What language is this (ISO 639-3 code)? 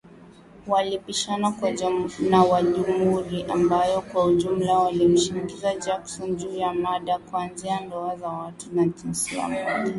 swa